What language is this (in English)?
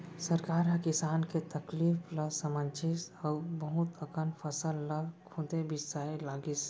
Chhattisgarhi